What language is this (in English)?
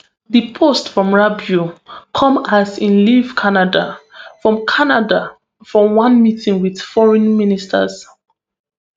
Nigerian Pidgin